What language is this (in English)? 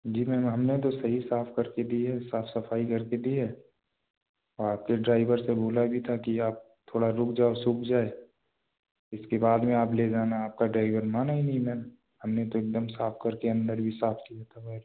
Hindi